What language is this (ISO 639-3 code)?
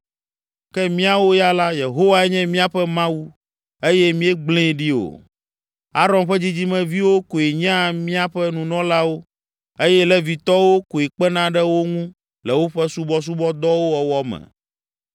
ewe